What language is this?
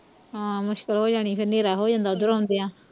Punjabi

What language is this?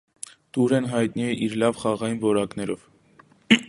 Armenian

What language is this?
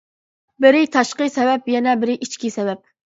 Uyghur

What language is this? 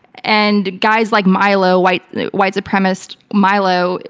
English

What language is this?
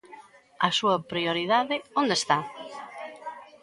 Galician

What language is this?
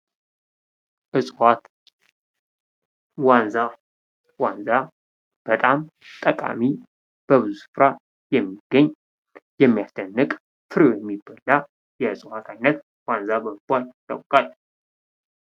Amharic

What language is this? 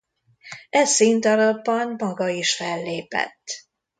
Hungarian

